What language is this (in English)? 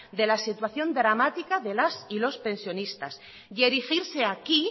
Spanish